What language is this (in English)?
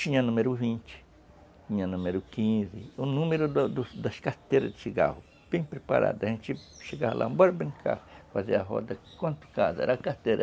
Portuguese